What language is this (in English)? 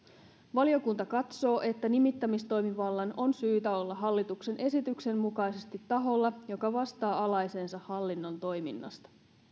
Finnish